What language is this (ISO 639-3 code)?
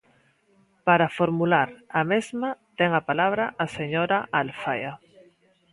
glg